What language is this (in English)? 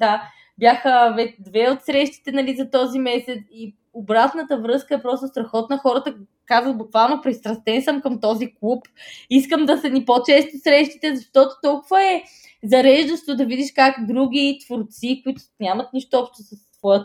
Bulgarian